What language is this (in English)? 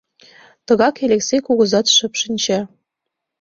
Mari